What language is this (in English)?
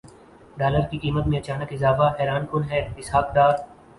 Urdu